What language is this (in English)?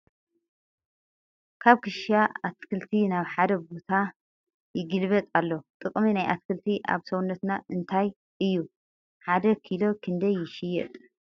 Tigrinya